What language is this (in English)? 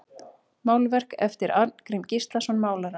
Icelandic